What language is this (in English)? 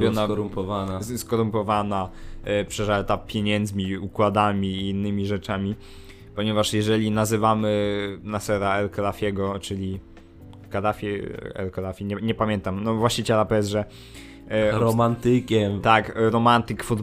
Polish